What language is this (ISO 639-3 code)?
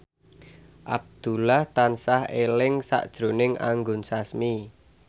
jav